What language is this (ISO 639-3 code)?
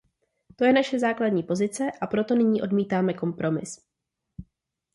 ces